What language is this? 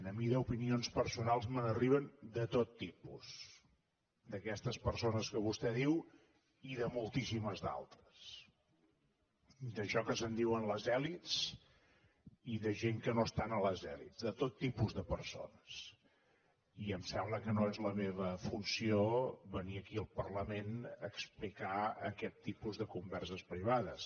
Catalan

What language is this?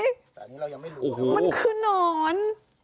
Thai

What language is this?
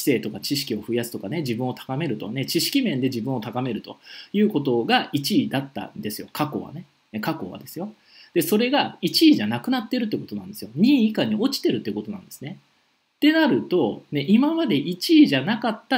Japanese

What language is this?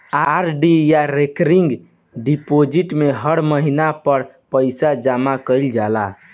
Bhojpuri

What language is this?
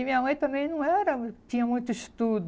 Portuguese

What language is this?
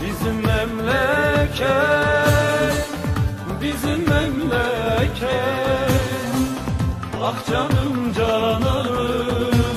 Turkish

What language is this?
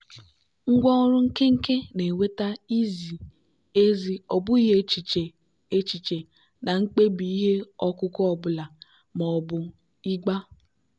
Igbo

